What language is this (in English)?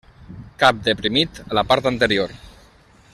Catalan